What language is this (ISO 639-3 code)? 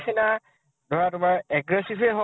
asm